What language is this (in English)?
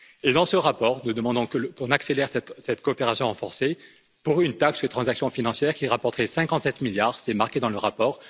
French